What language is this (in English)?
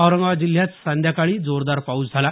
Marathi